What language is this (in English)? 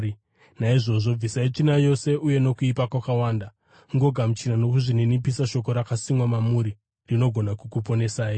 Shona